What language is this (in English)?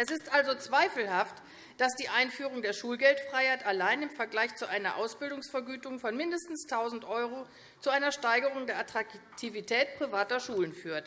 German